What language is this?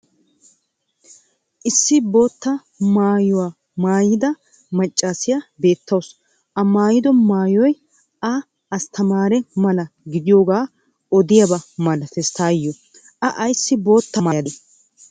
Wolaytta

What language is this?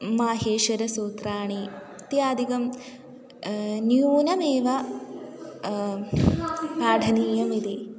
Sanskrit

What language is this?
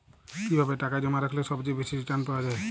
Bangla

